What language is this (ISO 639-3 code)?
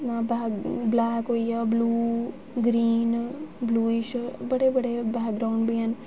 doi